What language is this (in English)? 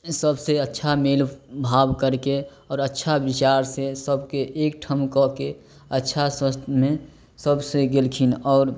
Maithili